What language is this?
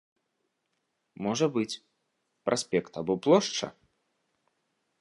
Belarusian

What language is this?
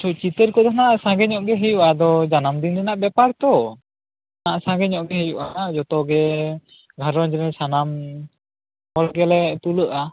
Santali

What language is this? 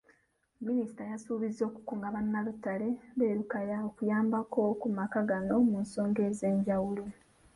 Ganda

